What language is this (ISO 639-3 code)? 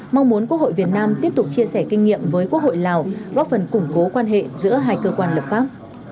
vie